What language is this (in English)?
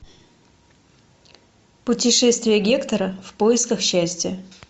Russian